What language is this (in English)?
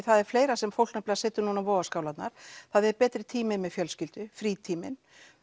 Icelandic